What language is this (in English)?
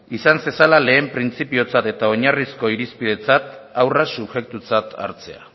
Basque